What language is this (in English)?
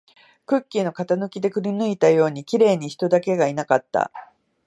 Japanese